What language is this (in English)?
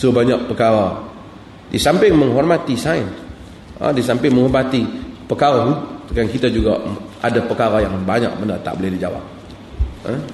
Malay